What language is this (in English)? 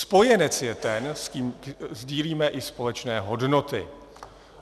Czech